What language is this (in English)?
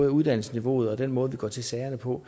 Danish